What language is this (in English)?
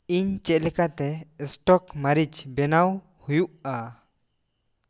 Santali